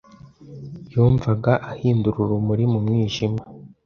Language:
Kinyarwanda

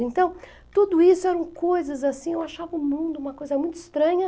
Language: Portuguese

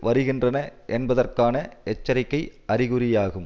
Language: Tamil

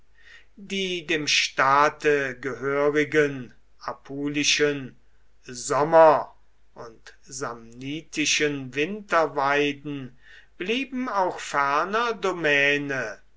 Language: German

